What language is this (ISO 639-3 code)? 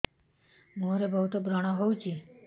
ori